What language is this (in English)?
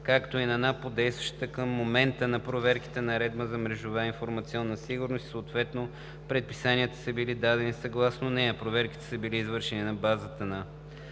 Bulgarian